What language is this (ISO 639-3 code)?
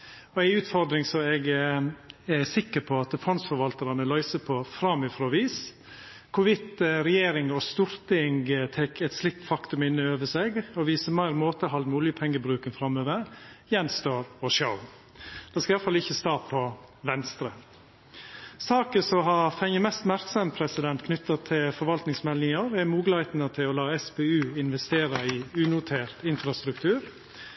nno